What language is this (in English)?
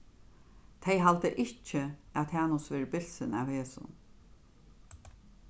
Faroese